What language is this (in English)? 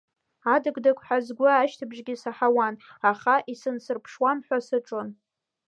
Abkhazian